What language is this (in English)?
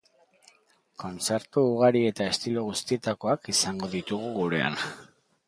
Basque